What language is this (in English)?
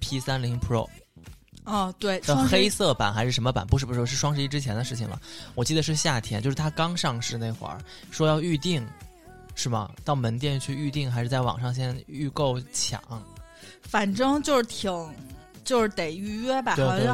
Chinese